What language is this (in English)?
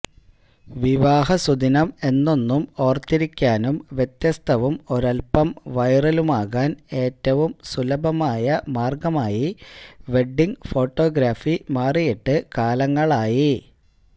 Malayalam